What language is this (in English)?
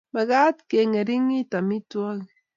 Kalenjin